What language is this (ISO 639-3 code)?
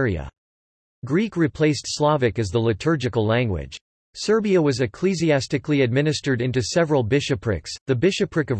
eng